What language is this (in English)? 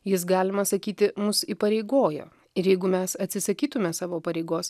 Lithuanian